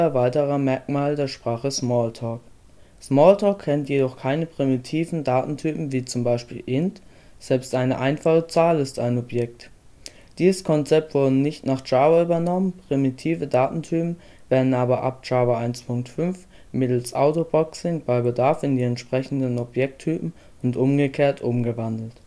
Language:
German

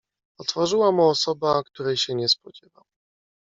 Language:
Polish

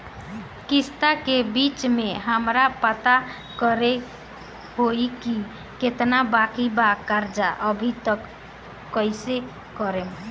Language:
Bhojpuri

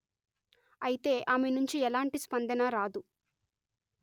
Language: Telugu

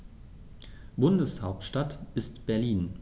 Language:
German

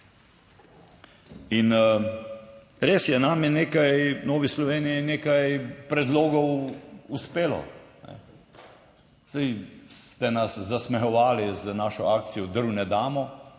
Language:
Slovenian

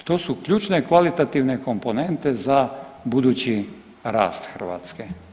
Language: Croatian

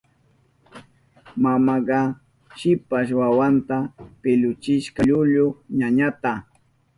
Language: Southern Pastaza Quechua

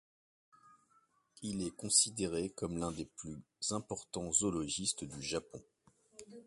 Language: French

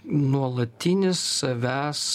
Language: Lithuanian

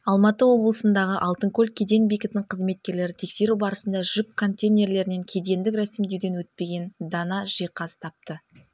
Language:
Kazakh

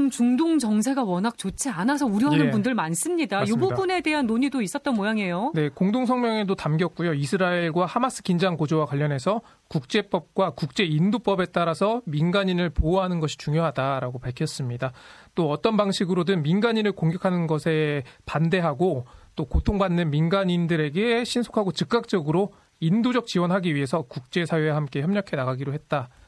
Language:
Korean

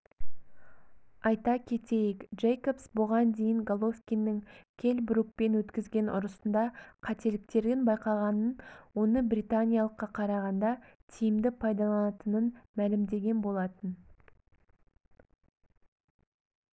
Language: Kazakh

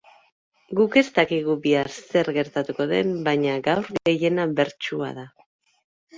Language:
Basque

